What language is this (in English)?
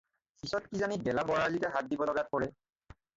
Assamese